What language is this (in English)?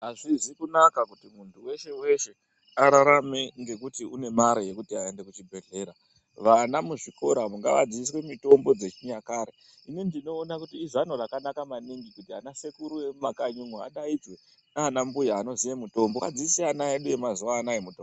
Ndau